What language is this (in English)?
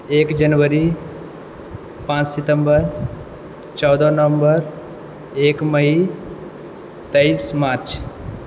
Maithili